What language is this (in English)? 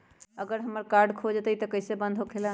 Magahi